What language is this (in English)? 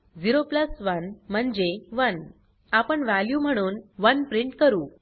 Marathi